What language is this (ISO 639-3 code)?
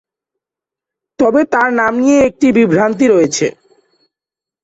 ben